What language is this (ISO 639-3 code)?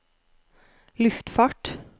nor